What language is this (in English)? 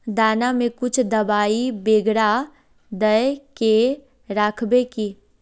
Magahi